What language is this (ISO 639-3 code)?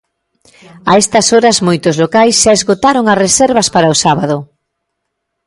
glg